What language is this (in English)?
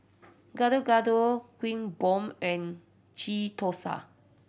English